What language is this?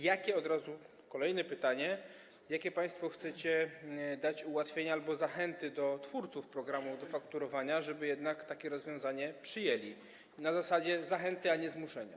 Polish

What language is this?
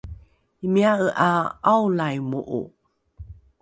Rukai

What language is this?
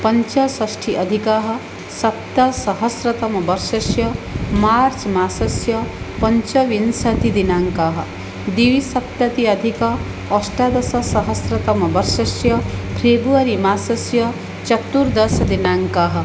Sanskrit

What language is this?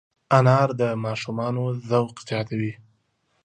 Pashto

